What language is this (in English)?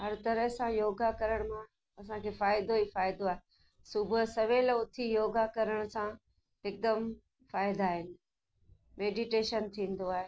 Sindhi